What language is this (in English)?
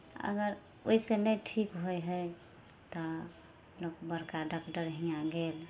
Maithili